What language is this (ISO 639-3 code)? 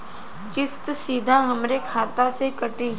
bho